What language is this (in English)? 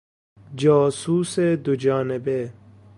Persian